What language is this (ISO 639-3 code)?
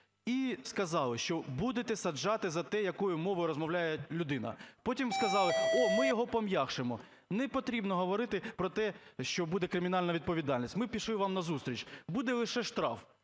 ukr